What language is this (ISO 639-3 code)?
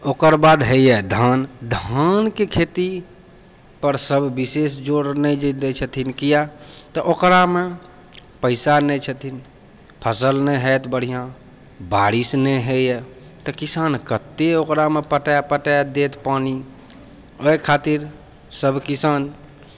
mai